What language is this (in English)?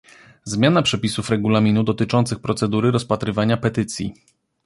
Polish